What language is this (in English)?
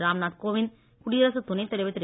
Tamil